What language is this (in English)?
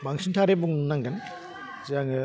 Bodo